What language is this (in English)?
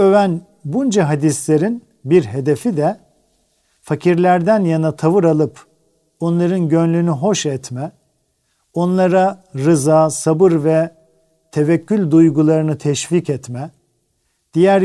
Turkish